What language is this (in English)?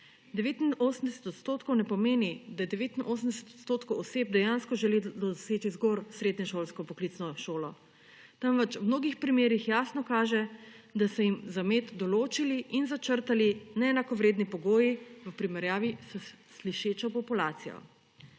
Slovenian